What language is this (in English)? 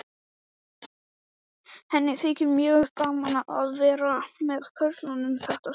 Icelandic